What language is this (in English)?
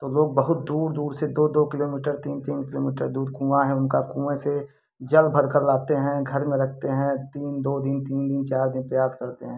Hindi